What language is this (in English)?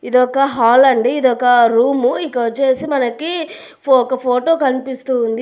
Telugu